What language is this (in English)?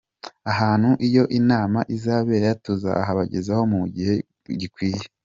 Kinyarwanda